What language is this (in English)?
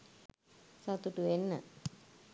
Sinhala